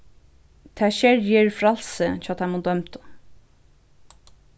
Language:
Faroese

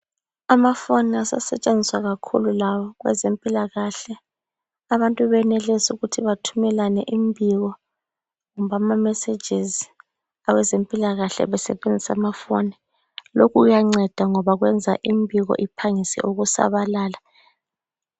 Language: North Ndebele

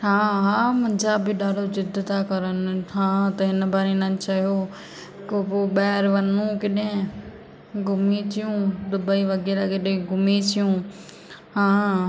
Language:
Sindhi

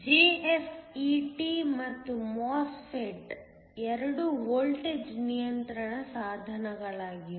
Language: Kannada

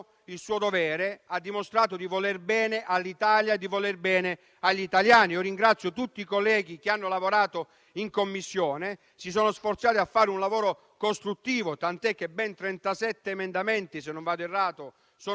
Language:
Italian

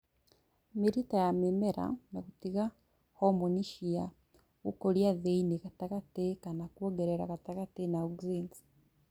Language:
Kikuyu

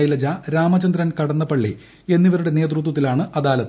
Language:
Malayalam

